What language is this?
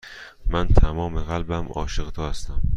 Persian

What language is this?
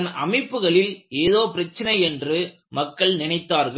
Tamil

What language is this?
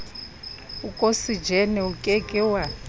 Southern Sotho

